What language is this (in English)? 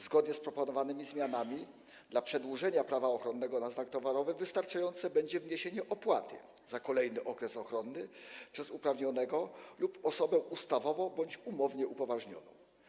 Polish